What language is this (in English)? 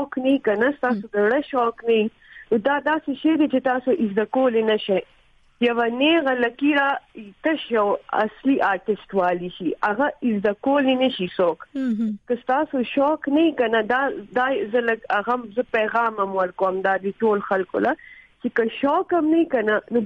Urdu